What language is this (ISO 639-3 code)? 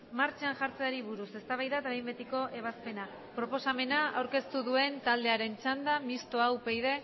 eus